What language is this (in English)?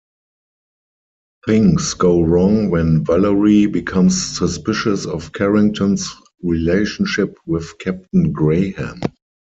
English